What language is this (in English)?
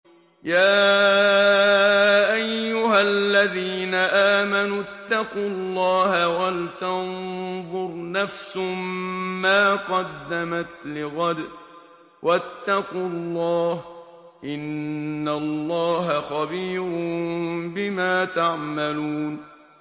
Arabic